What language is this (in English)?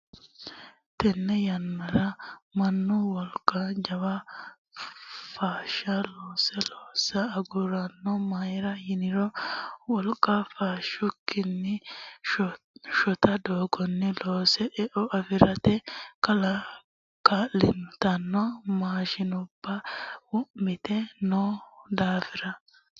Sidamo